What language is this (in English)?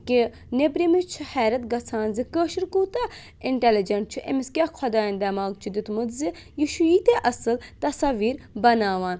Kashmiri